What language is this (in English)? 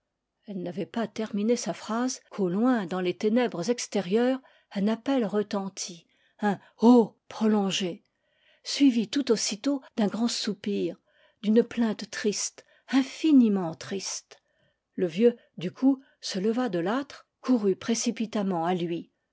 French